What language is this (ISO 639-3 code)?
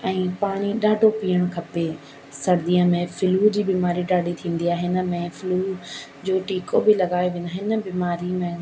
snd